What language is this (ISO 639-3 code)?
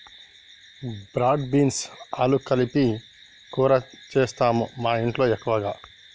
tel